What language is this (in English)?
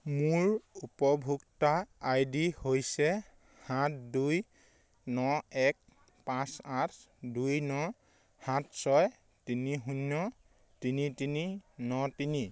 Assamese